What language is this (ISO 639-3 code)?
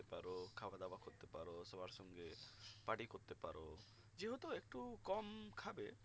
ben